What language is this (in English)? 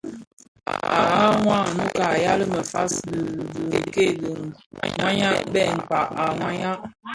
Bafia